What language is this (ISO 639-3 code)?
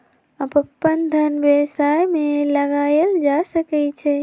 mag